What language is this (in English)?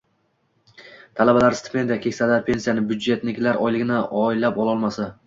Uzbek